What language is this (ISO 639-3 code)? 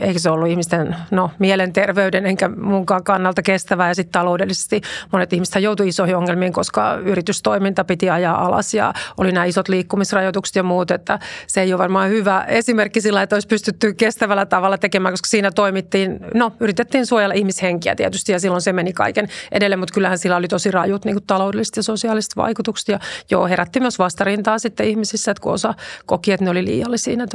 fin